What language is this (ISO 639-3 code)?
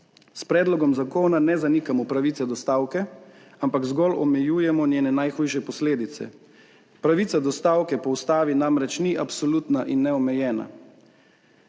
slv